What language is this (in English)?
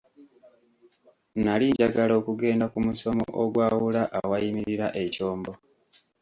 Ganda